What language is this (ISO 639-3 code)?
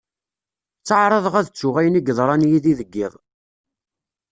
kab